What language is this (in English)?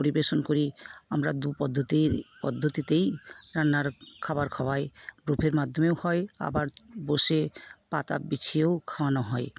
Bangla